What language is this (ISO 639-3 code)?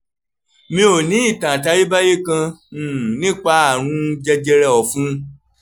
yor